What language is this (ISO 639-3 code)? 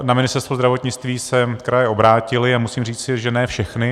ces